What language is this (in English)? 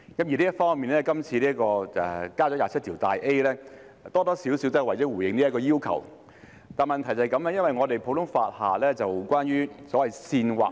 Cantonese